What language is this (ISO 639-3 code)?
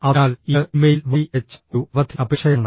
mal